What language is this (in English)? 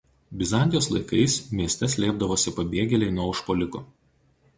Lithuanian